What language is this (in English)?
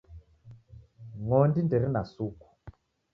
Taita